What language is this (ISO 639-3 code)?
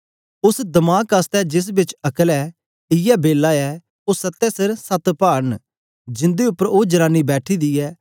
doi